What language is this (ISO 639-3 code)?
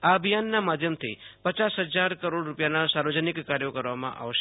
guj